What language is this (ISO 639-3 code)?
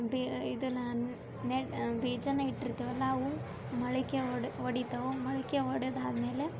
kan